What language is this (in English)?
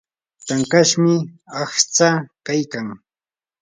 Yanahuanca Pasco Quechua